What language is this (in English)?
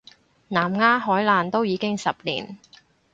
Cantonese